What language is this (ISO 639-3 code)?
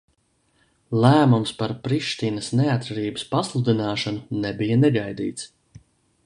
lav